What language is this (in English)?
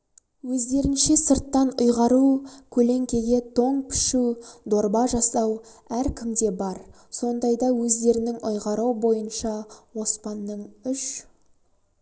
Kazakh